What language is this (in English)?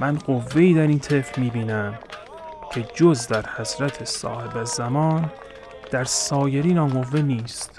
Persian